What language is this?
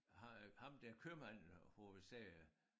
Danish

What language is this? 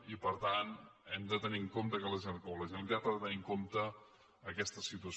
Catalan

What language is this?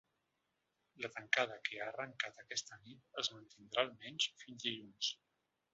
Catalan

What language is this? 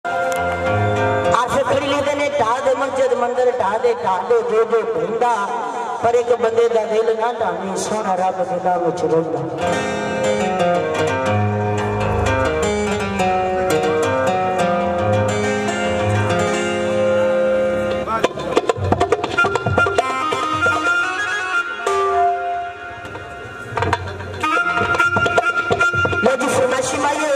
Arabic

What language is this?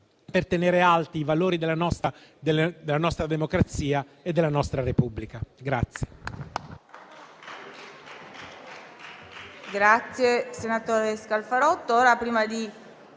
Italian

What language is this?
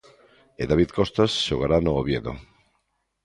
Galician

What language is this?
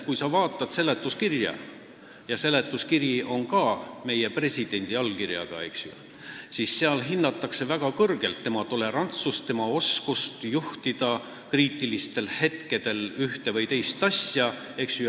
Estonian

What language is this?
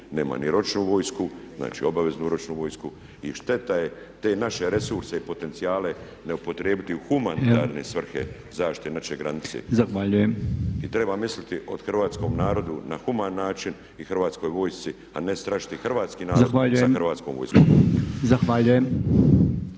Croatian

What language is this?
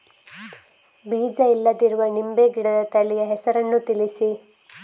Kannada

